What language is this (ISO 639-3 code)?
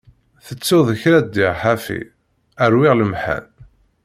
kab